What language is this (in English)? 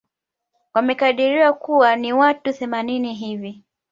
Swahili